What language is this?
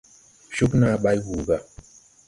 Tupuri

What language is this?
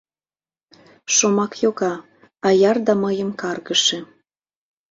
Mari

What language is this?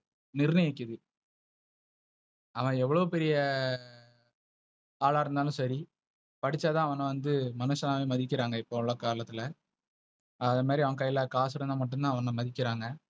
Tamil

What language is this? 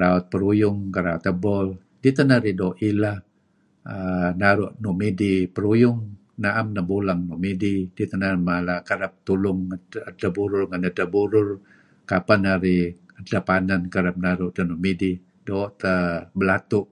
Kelabit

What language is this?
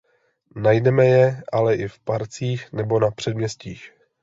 Czech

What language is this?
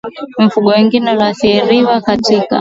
Swahili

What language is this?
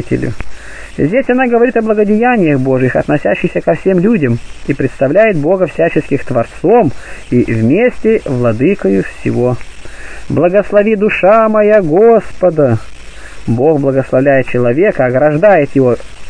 Russian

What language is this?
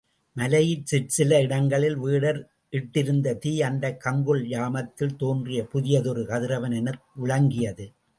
Tamil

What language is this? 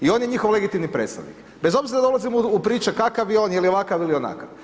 Croatian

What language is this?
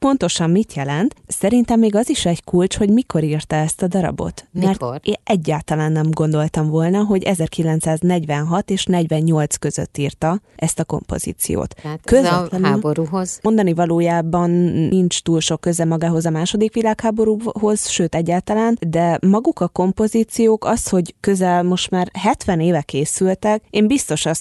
Hungarian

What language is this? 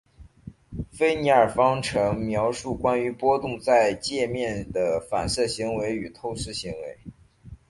Chinese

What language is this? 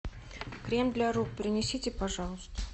Russian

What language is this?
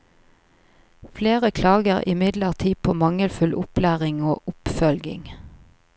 Norwegian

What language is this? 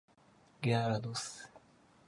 Japanese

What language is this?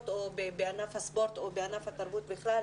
Hebrew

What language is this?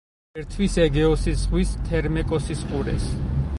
Georgian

